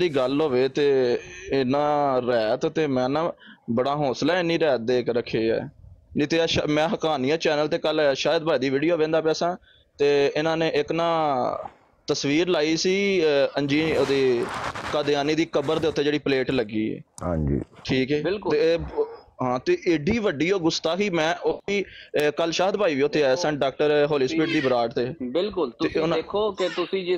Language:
Punjabi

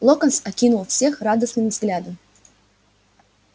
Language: Russian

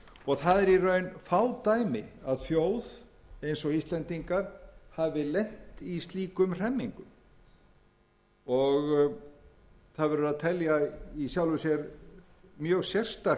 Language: Icelandic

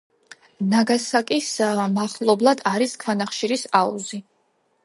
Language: Georgian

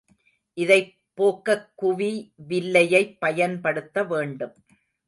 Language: Tamil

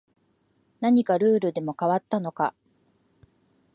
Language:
Japanese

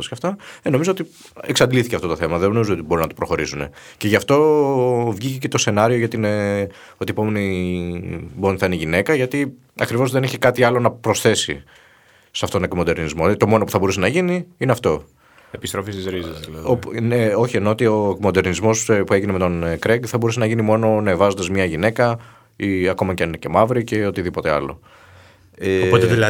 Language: Greek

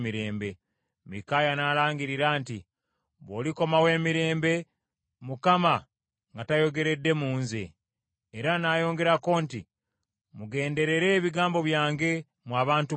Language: Ganda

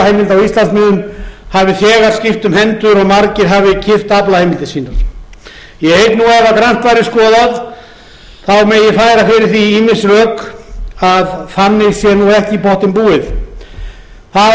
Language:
Icelandic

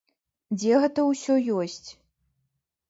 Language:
Belarusian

